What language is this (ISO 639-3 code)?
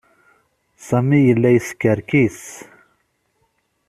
kab